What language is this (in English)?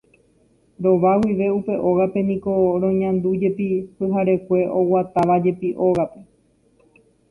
Guarani